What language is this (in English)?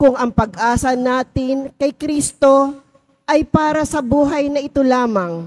Filipino